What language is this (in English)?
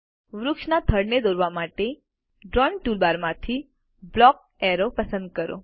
Gujarati